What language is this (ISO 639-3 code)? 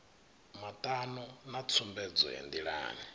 ven